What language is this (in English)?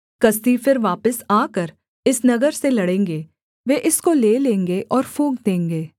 Hindi